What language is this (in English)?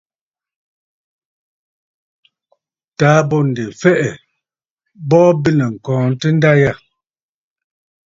Bafut